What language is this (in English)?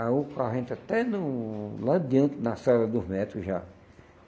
Portuguese